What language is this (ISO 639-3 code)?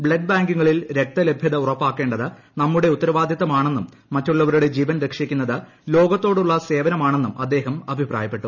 mal